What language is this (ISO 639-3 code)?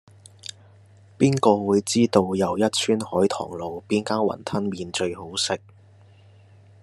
yue